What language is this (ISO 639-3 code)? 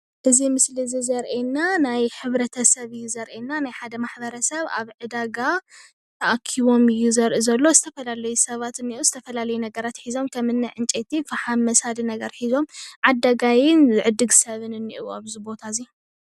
tir